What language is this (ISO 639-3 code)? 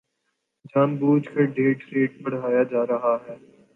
urd